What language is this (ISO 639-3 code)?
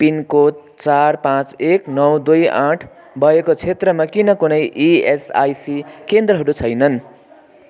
nep